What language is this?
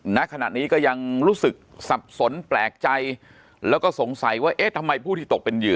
Thai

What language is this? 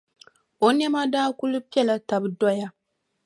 Dagbani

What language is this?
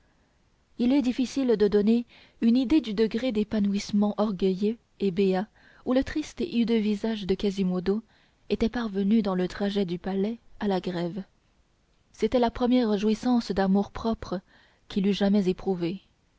French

